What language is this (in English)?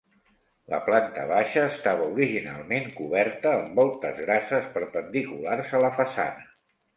Catalan